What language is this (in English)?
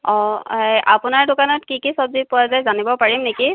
Assamese